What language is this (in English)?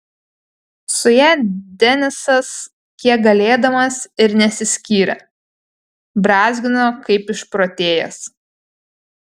Lithuanian